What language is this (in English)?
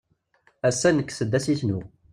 Kabyle